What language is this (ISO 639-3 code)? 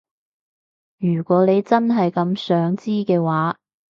yue